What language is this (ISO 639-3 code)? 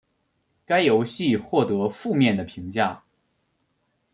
zho